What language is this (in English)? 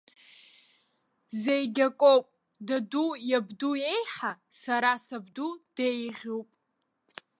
Abkhazian